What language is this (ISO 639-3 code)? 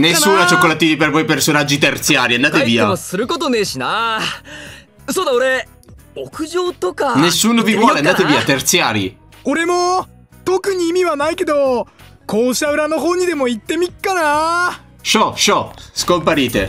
ita